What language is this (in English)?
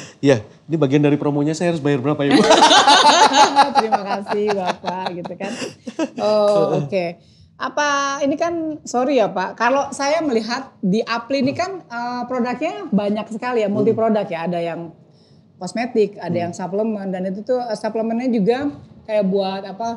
Indonesian